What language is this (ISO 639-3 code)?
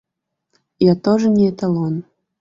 rus